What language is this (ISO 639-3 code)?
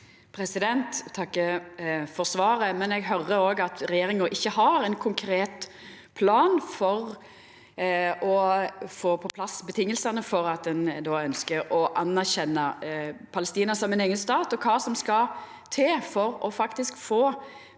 nor